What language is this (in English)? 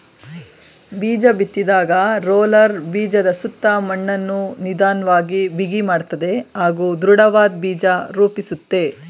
Kannada